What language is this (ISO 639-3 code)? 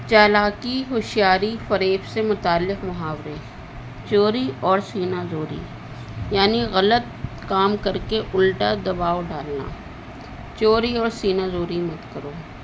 urd